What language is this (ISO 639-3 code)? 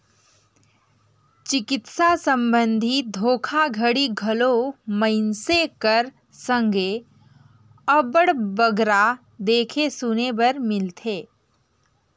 hne